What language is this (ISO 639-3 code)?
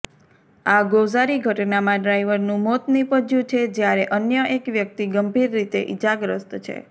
guj